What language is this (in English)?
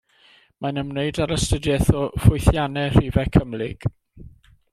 Welsh